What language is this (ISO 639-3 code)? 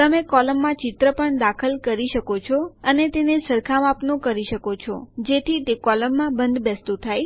guj